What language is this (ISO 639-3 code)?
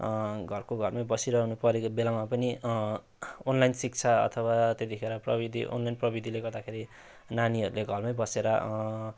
nep